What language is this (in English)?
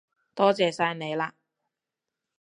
Cantonese